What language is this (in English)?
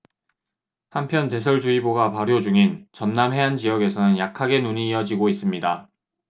Korean